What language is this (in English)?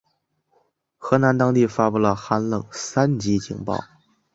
Chinese